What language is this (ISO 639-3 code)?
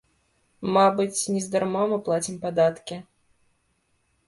bel